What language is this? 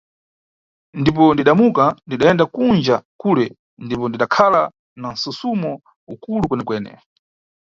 Nyungwe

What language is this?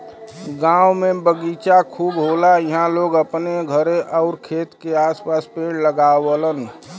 Bhojpuri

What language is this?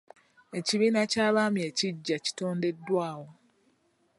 Ganda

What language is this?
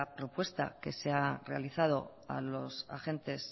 Spanish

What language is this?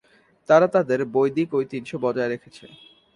Bangla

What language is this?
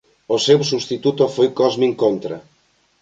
Galician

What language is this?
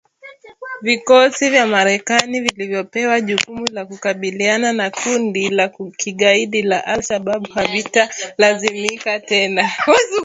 Swahili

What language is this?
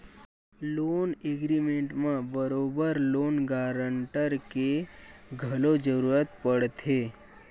Chhattisgarhi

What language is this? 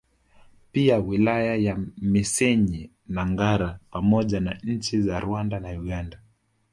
Swahili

